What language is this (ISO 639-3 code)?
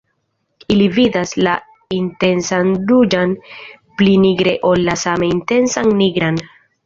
epo